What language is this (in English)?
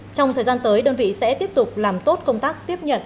Vietnamese